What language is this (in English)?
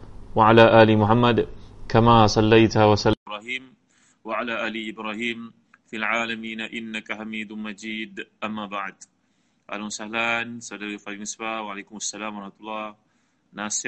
Malay